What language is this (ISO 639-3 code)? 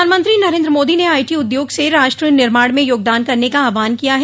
hin